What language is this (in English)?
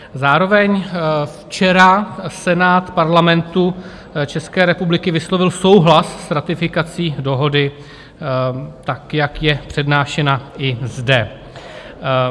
Czech